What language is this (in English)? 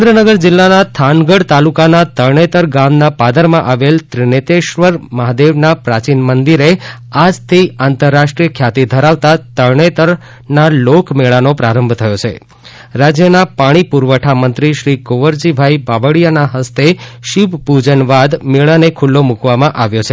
Gujarati